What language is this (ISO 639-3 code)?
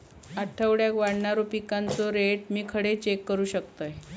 mar